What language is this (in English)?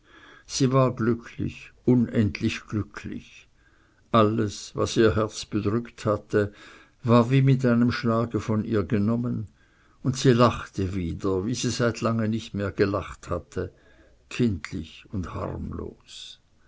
German